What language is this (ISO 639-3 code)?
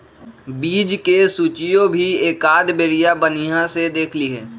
mag